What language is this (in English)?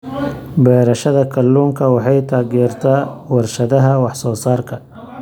Somali